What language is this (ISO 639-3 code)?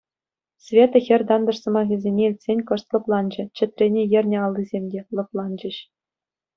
chv